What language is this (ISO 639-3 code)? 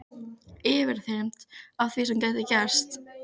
isl